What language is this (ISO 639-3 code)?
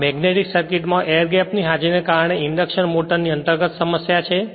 guj